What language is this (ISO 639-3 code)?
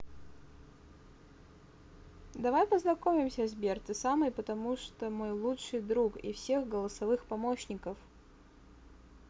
rus